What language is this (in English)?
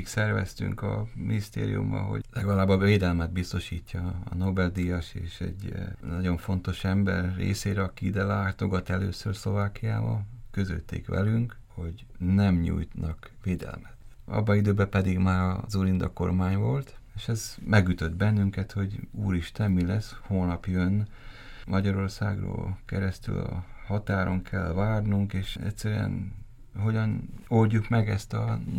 Hungarian